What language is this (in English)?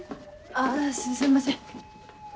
Japanese